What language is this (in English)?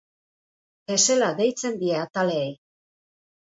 Basque